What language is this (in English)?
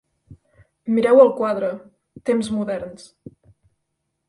Catalan